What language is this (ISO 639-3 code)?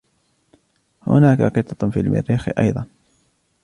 ara